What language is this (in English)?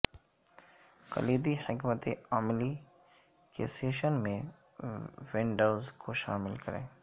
Urdu